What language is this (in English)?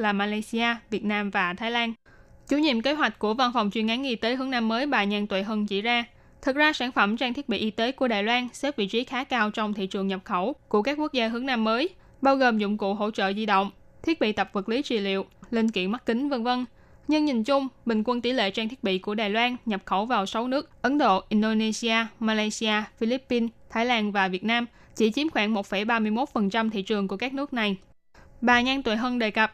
Vietnamese